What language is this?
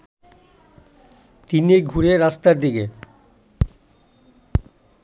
Bangla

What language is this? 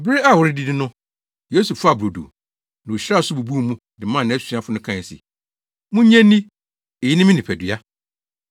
Akan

